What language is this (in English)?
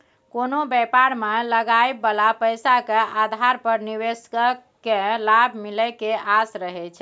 Maithili